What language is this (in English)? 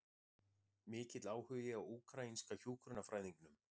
Icelandic